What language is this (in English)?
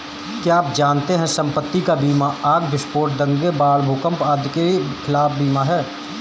Hindi